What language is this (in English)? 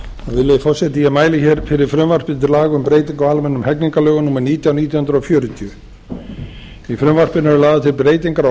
Icelandic